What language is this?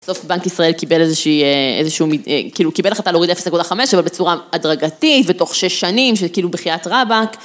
Hebrew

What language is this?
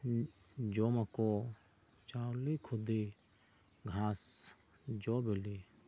Santali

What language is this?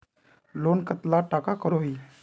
Magahi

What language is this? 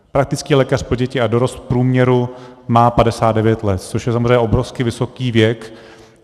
Czech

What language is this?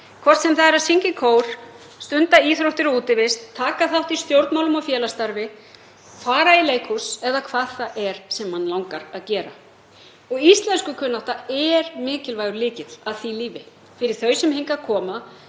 Icelandic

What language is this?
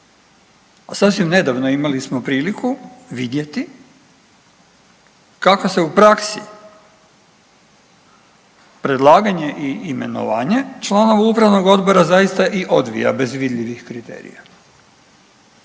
Croatian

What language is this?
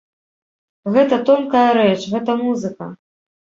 Belarusian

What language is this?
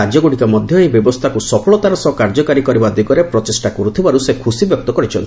Odia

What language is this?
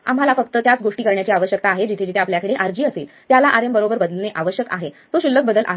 Marathi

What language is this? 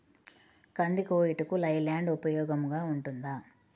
Telugu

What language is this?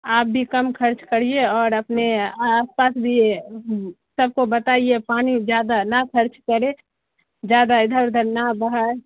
Urdu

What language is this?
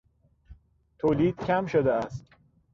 Persian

